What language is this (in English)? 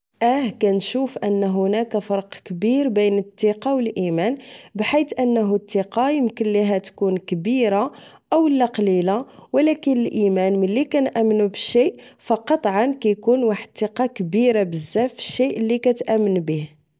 Moroccan Arabic